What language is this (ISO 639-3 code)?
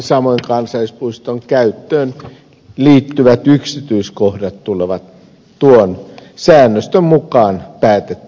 fin